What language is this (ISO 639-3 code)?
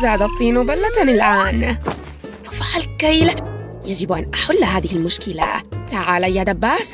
ara